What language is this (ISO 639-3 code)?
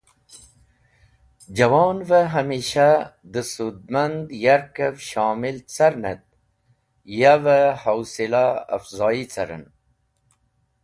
wbl